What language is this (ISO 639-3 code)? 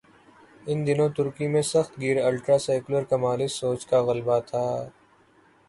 urd